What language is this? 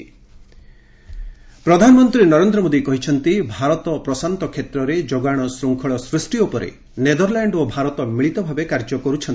Odia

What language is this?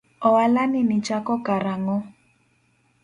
Luo (Kenya and Tanzania)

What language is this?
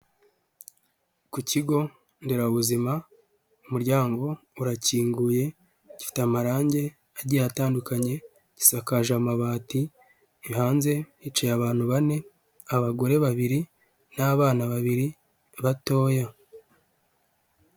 Kinyarwanda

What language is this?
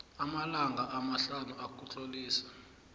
South Ndebele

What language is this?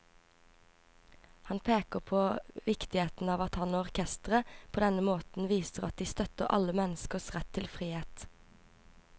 Norwegian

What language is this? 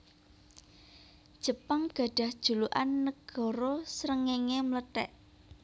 Javanese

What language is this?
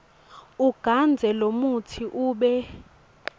Swati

